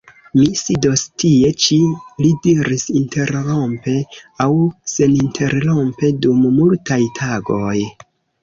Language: Esperanto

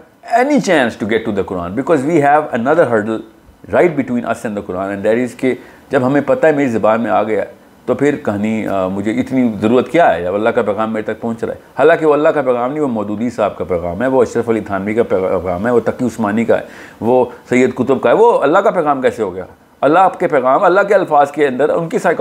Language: Urdu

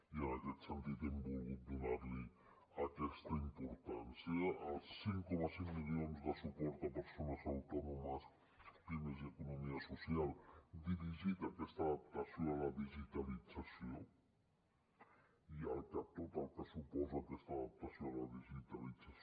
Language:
Catalan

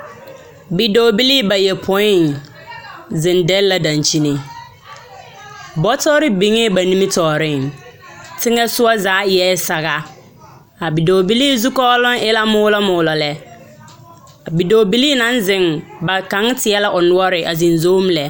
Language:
Southern Dagaare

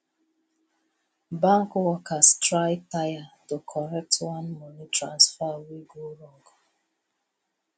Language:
Nigerian Pidgin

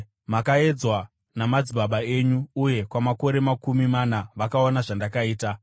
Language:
Shona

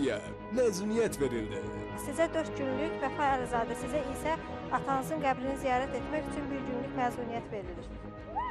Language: Turkish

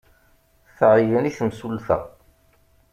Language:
Kabyle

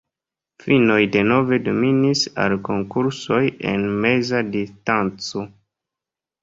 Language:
Esperanto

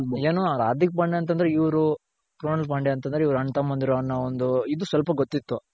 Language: Kannada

